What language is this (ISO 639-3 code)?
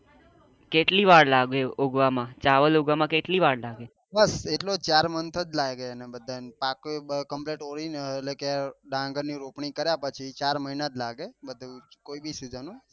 guj